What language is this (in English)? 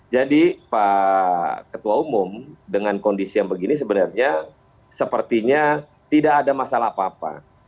Indonesian